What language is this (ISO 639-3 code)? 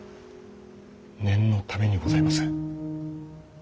jpn